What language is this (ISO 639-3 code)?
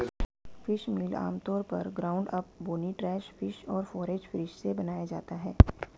hin